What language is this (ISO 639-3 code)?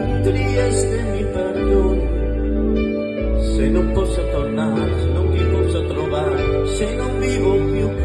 ita